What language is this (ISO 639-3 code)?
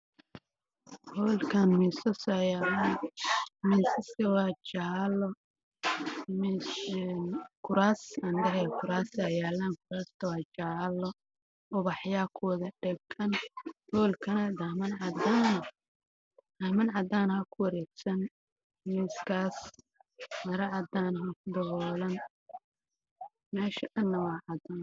som